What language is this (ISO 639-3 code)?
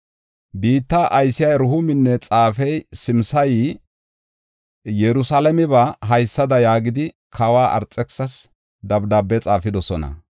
gof